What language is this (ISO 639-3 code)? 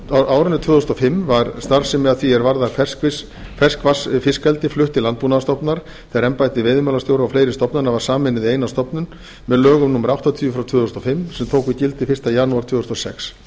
isl